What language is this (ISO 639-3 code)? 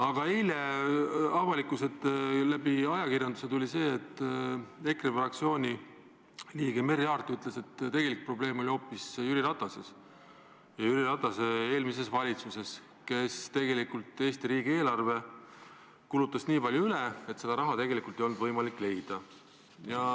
est